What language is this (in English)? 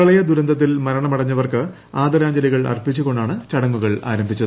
Malayalam